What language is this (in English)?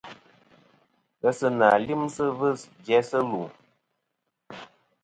Kom